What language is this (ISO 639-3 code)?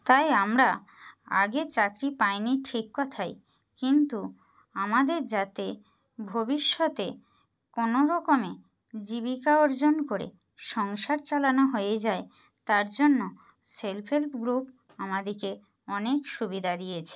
ben